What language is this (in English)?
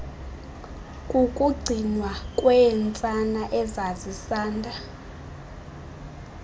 Xhosa